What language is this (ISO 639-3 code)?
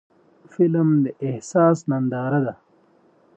pus